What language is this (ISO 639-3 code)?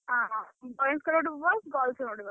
ori